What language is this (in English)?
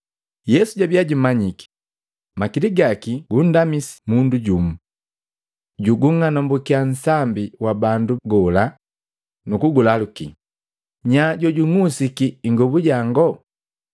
Matengo